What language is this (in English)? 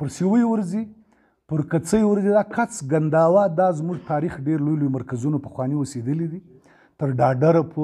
Romanian